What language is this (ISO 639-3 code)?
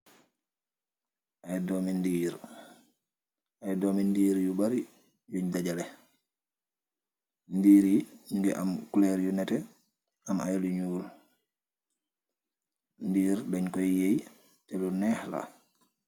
wol